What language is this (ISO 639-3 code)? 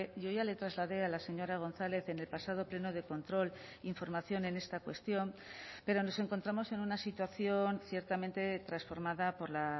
spa